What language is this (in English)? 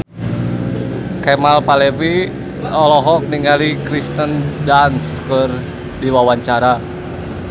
Sundanese